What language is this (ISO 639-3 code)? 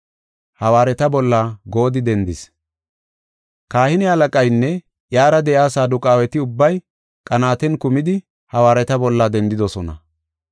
gof